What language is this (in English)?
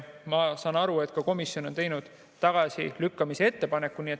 Estonian